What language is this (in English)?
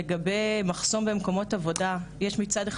Hebrew